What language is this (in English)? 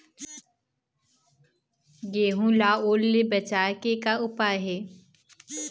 Chhattisgarhi